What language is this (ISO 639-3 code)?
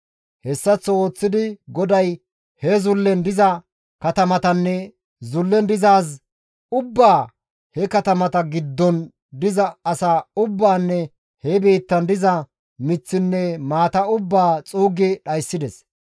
gmv